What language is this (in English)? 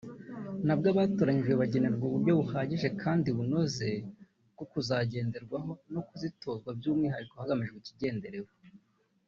Kinyarwanda